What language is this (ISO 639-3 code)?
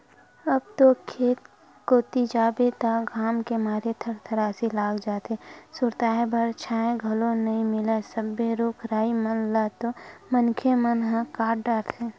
hne